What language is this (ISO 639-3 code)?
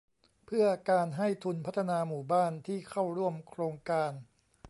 tha